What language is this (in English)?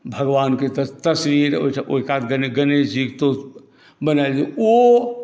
Maithili